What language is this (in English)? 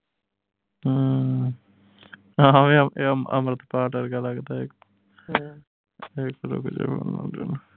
Punjabi